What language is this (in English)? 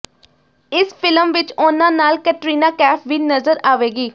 Punjabi